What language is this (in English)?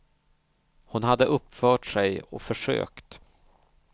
Swedish